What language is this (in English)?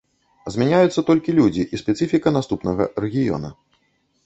Belarusian